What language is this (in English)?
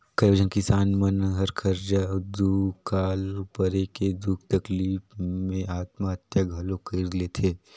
Chhattisgarhi